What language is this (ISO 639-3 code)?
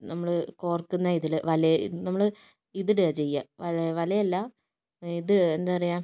mal